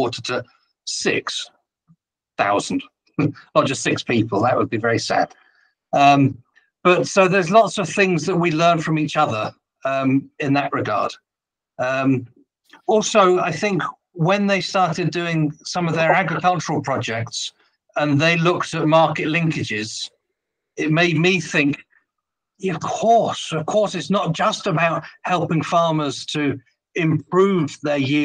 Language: English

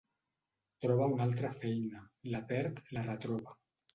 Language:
Catalan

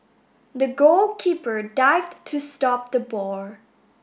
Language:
English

